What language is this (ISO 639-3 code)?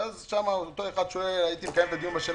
heb